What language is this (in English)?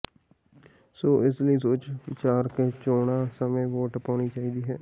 Punjabi